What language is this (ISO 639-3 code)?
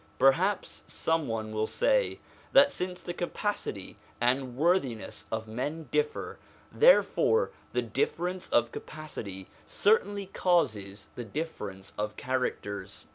eng